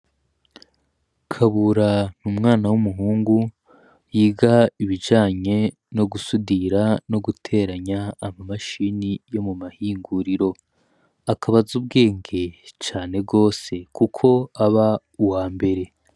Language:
Rundi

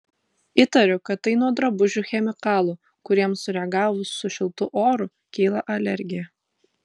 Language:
Lithuanian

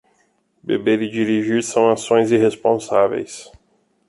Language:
Portuguese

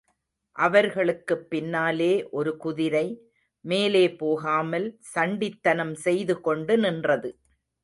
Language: Tamil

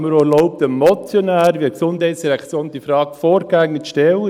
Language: Swiss German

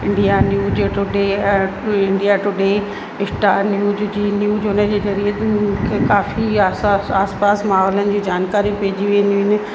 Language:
Sindhi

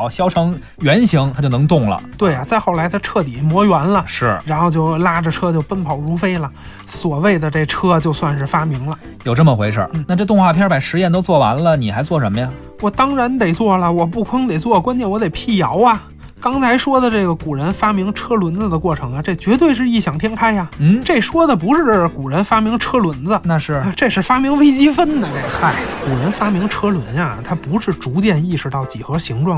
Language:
Chinese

